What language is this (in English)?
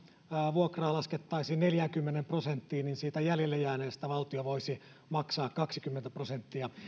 Finnish